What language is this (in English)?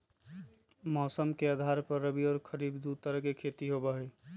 Magahi